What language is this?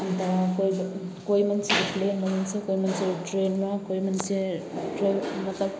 Nepali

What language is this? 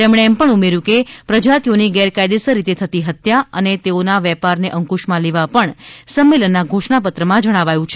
Gujarati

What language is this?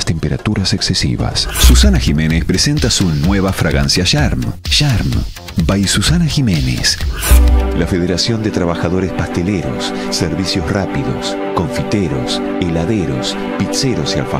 Spanish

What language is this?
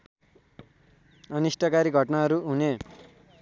Nepali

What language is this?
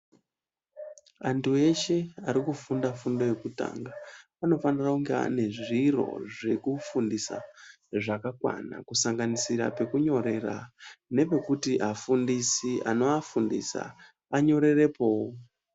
Ndau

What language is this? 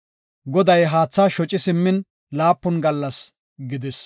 Gofa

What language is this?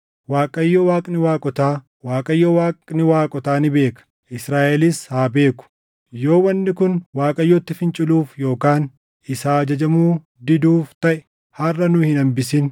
Oromo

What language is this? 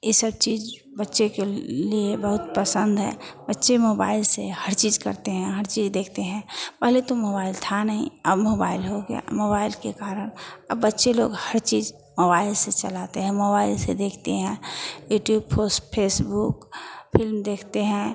Hindi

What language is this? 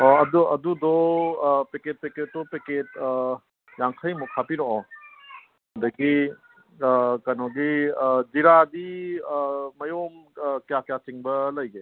Manipuri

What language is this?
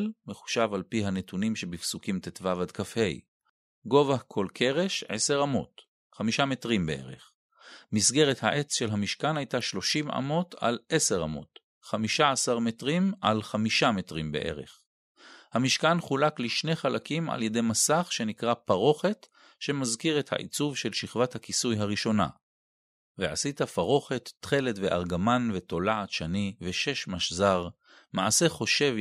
Hebrew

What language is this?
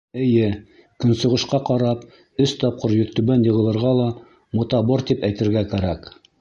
Bashkir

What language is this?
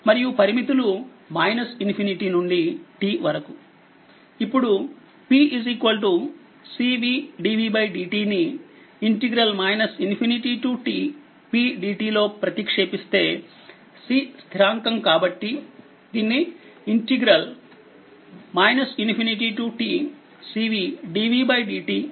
Telugu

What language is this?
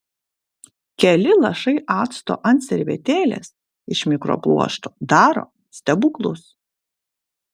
Lithuanian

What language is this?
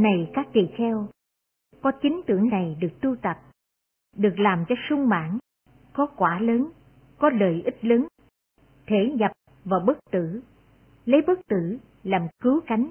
Vietnamese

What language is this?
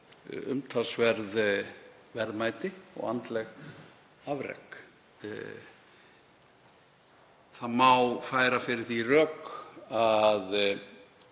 Icelandic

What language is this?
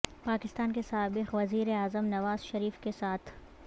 Urdu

